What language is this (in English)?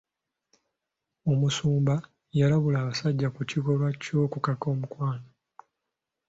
Ganda